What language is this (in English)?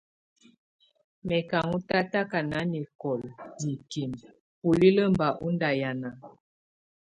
Tunen